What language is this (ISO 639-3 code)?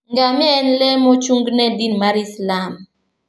luo